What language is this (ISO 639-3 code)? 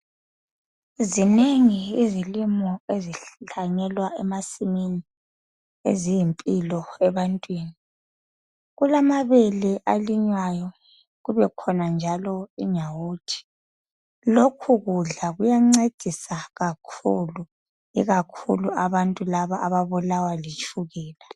nde